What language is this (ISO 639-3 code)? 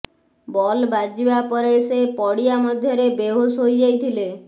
ori